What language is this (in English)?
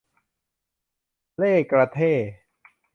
Thai